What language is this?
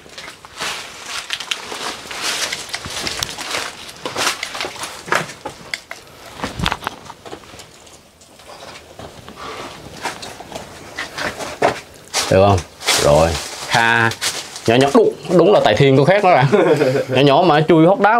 Vietnamese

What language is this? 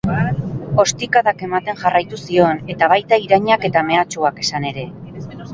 Basque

